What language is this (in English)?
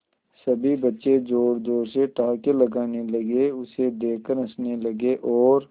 Hindi